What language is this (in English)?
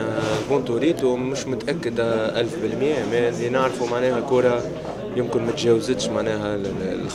Arabic